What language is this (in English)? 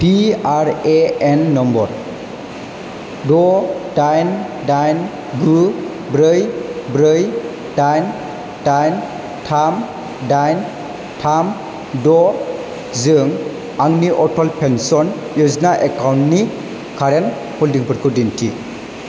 Bodo